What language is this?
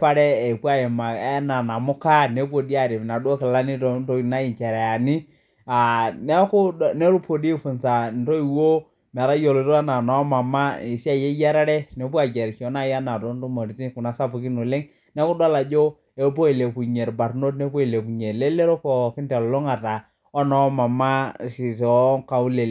Masai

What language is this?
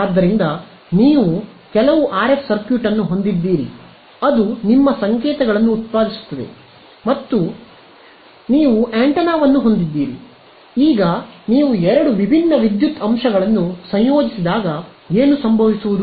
Kannada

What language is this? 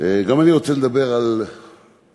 Hebrew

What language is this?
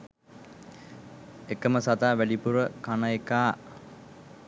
Sinhala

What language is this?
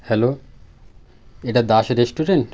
Bangla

